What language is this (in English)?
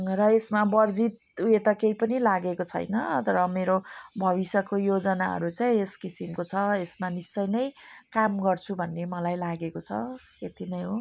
Nepali